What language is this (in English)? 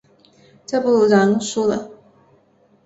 Chinese